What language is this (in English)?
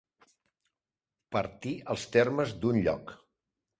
Catalan